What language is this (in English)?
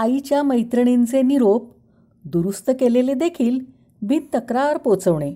Marathi